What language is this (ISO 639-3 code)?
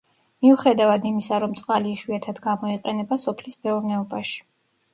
kat